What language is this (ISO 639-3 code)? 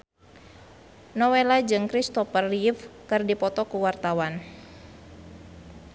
sun